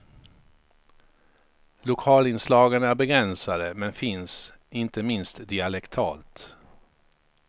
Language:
Swedish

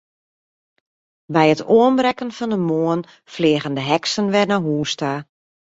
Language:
Western Frisian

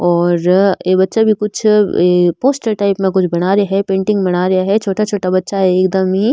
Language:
Rajasthani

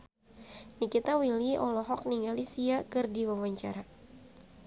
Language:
Sundanese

